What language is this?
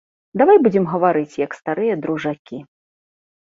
Belarusian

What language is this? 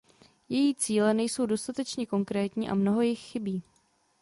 Czech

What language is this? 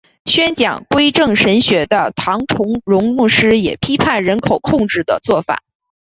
Chinese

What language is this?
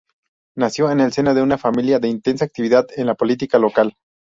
Spanish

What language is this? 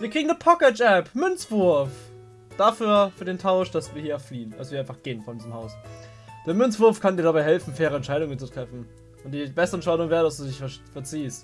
German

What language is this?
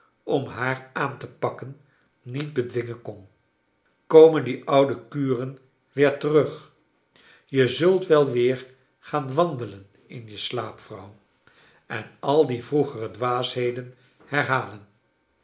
Dutch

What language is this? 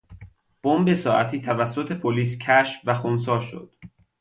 Persian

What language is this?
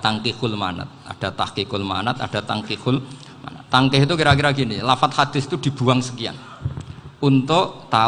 Indonesian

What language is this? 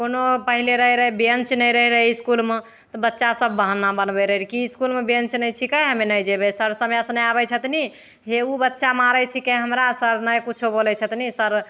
Maithili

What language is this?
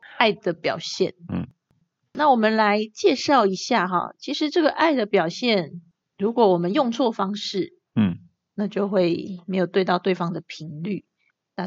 Chinese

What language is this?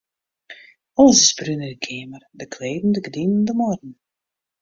Western Frisian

